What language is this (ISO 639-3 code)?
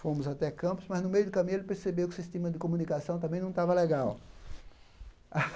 por